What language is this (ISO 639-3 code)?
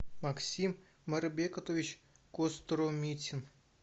rus